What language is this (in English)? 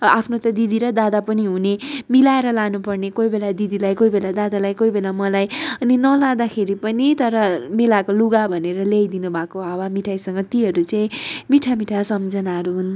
Nepali